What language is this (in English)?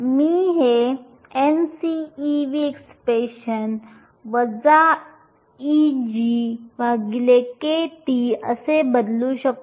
Marathi